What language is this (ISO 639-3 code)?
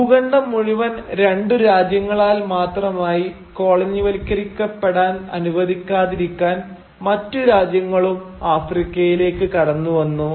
mal